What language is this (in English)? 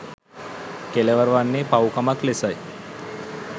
Sinhala